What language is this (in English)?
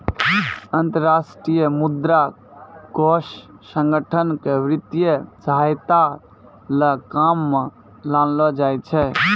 Maithili